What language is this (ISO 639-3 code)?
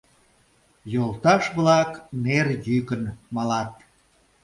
chm